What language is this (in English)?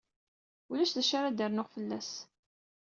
Kabyle